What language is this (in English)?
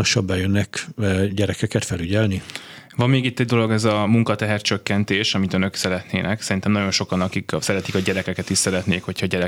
Hungarian